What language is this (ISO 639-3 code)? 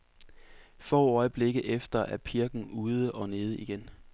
dan